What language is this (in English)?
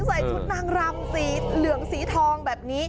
Thai